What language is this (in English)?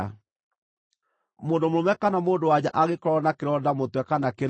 Kikuyu